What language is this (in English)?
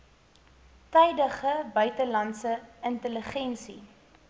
Afrikaans